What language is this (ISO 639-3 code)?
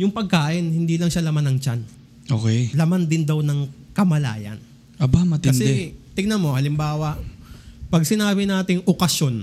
fil